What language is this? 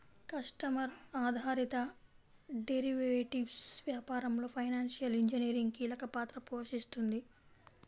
Telugu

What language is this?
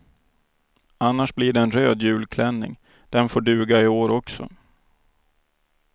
Swedish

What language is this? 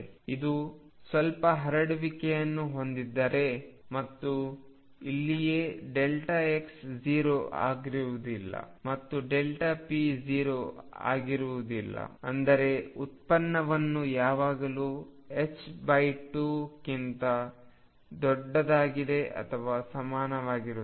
Kannada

